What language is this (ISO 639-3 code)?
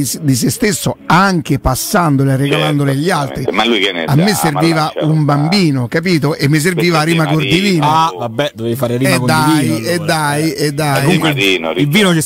ita